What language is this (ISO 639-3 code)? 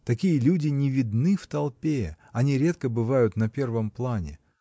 rus